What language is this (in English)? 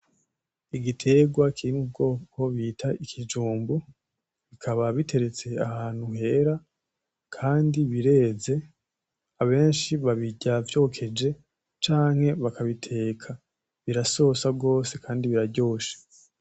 Rundi